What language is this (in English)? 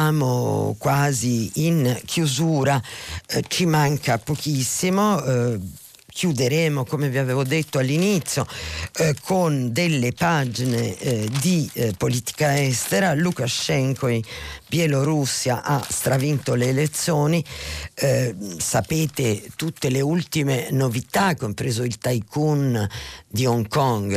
Italian